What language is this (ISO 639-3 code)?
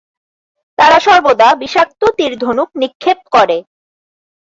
ben